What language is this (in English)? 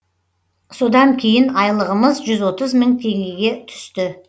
Kazakh